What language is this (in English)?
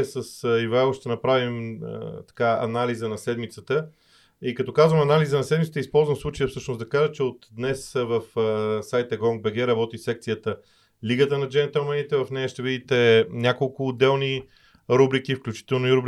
Bulgarian